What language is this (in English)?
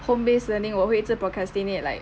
English